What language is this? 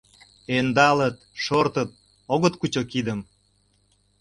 Mari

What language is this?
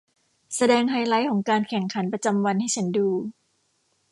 Thai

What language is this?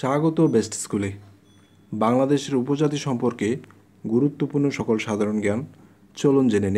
Hindi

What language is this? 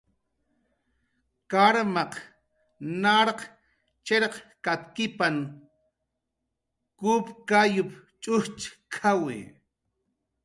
Jaqaru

